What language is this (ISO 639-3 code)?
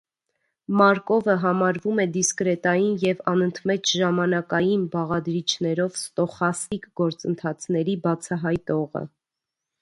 hye